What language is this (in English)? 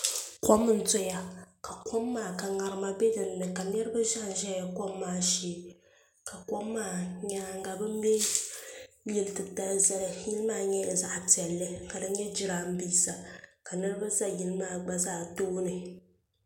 Dagbani